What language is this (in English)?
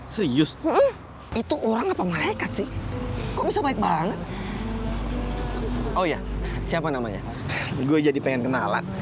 Indonesian